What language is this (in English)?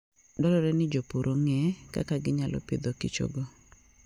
Luo (Kenya and Tanzania)